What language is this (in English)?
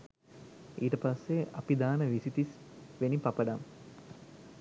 Sinhala